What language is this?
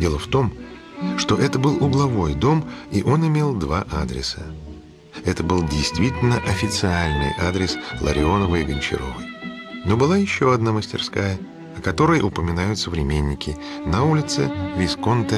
Russian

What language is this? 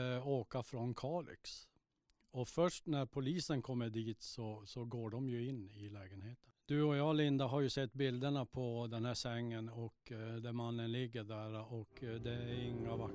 Swedish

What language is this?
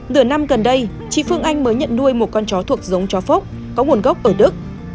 Vietnamese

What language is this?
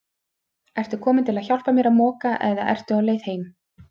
Icelandic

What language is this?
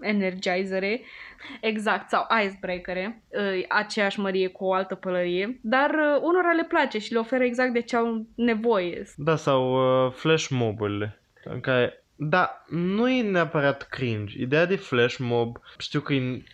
Romanian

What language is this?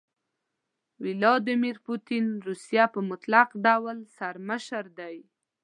Pashto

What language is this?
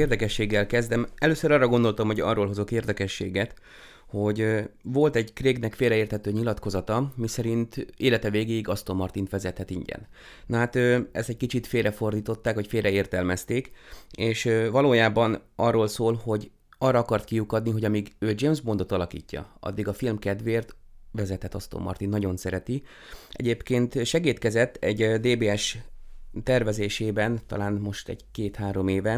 Hungarian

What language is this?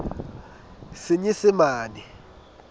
Southern Sotho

